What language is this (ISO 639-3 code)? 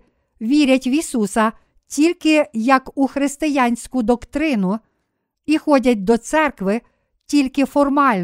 ukr